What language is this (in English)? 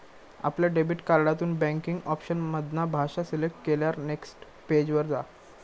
Marathi